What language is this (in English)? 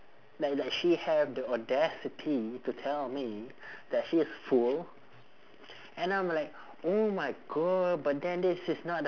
English